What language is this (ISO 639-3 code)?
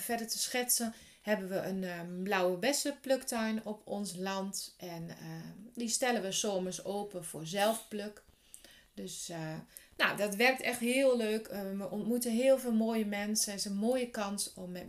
nld